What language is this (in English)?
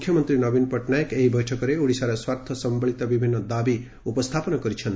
Odia